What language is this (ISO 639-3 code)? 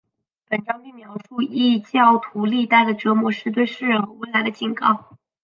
zho